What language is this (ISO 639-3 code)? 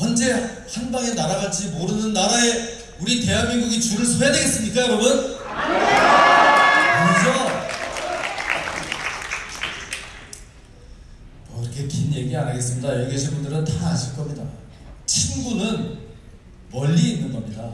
kor